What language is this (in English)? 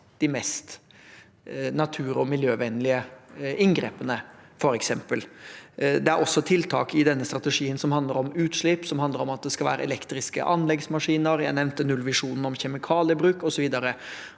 Norwegian